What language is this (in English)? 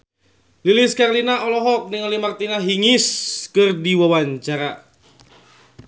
Sundanese